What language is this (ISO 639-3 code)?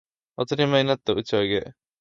jpn